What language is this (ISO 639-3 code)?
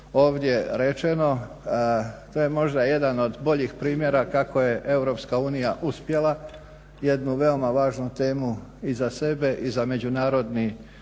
hrv